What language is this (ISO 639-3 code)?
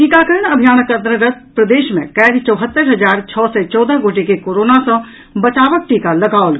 mai